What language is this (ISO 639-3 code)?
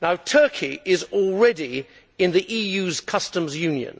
eng